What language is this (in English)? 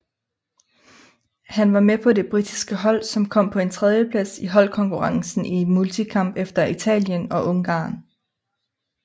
Danish